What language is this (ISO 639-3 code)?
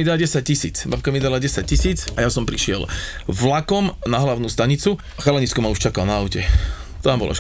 slk